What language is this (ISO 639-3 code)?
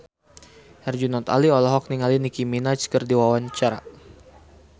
sun